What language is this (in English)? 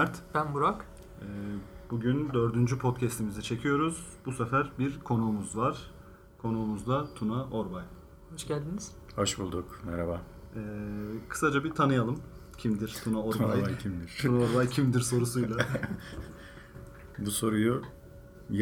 Turkish